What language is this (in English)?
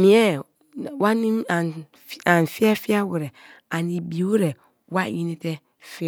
Kalabari